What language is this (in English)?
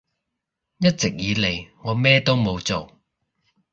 Cantonese